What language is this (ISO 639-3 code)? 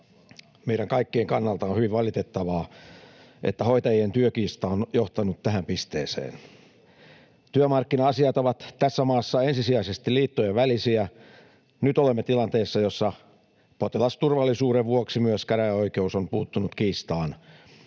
fin